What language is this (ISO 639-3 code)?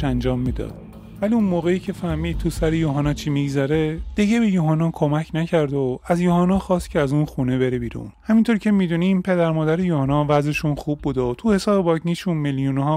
fas